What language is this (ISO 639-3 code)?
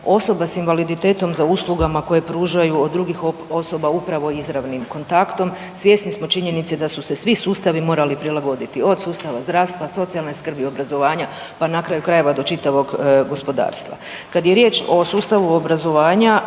hrv